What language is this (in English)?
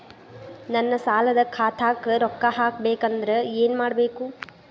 Kannada